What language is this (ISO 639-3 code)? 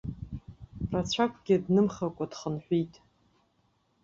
abk